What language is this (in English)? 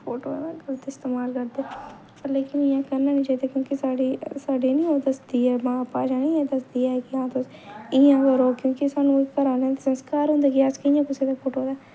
Dogri